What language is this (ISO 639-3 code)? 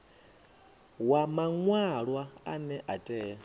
ven